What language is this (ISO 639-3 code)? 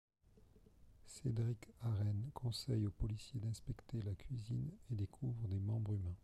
fra